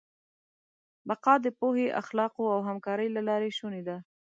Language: Pashto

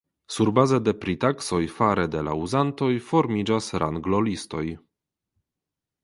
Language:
Esperanto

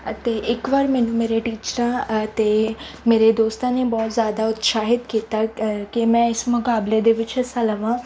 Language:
Punjabi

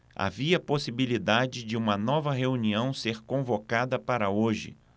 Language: Portuguese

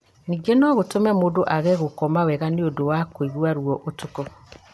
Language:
Kikuyu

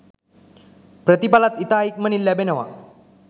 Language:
Sinhala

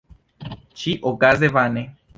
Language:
Esperanto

